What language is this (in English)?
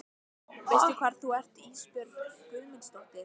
Icelandic